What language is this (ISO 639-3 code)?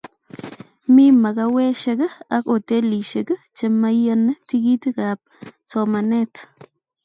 kln